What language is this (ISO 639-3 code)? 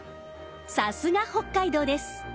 jpn